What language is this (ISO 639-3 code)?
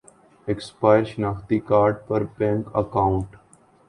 urd